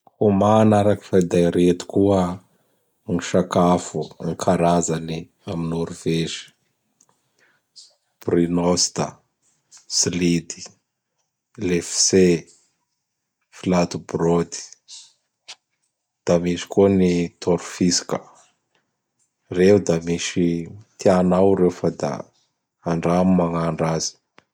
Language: Bara Malagasy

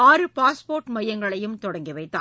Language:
Tamil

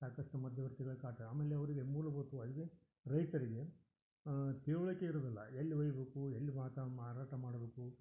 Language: Kannada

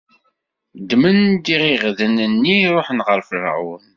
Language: Kabyle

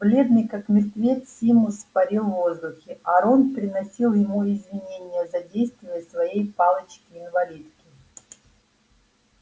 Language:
Russian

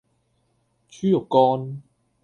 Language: Cantonese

